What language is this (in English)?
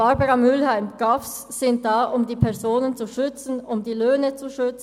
Swiss German